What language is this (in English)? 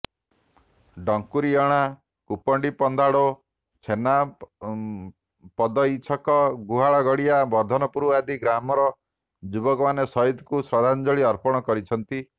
Odia